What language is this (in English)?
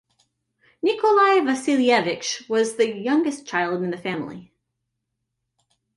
English